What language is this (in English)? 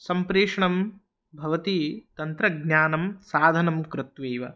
Sanskrit